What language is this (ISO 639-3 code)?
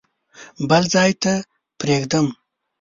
pus